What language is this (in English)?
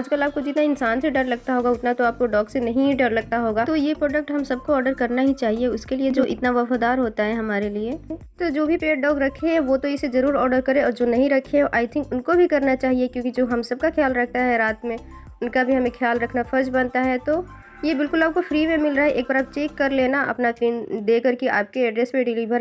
Hindi